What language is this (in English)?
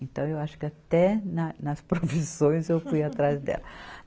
Portuguese